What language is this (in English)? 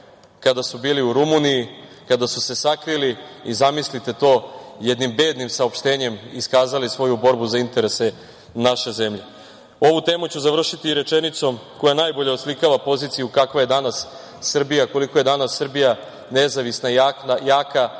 Serbian